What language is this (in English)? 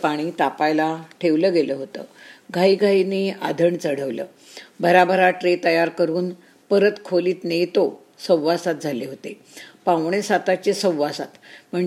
Marathi